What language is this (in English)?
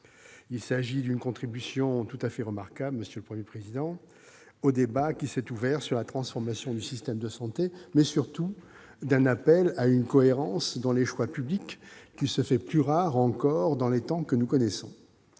French